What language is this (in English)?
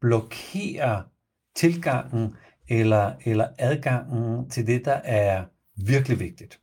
Danish